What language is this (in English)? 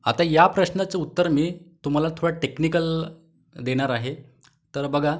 Marathi